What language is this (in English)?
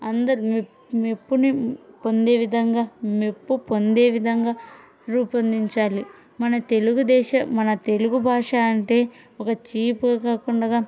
Telugu